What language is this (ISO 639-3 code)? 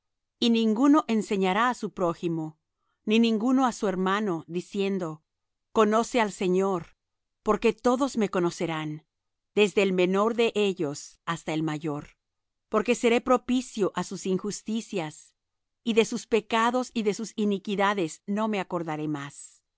spa